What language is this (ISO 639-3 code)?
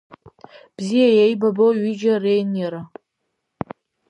abk